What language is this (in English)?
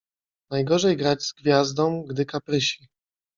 Polish